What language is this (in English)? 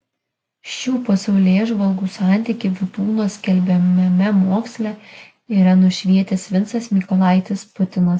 Lithuanian